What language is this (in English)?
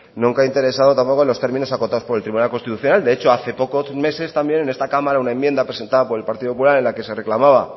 Spanish